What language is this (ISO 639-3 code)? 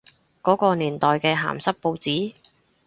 yue